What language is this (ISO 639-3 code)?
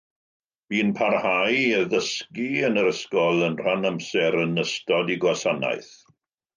cym